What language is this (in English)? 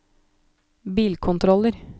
Norwegian